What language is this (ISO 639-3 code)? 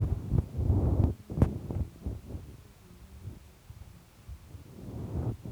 kln